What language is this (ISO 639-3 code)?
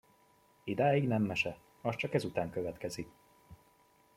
hun